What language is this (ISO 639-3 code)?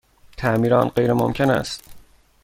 fas